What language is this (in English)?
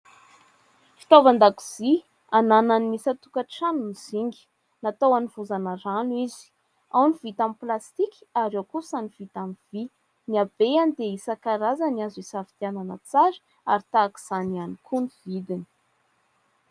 Malagasy